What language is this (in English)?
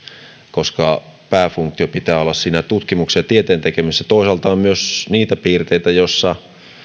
Finnish